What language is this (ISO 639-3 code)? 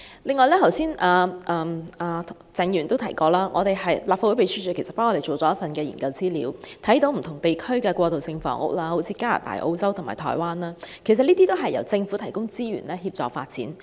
yue